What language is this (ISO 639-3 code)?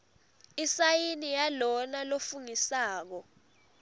ssw